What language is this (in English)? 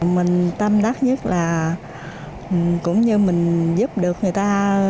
Vietnamese